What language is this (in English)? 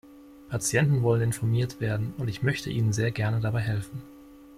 German